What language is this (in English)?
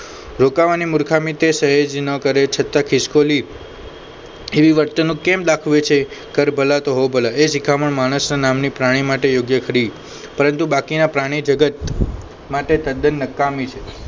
Gujarati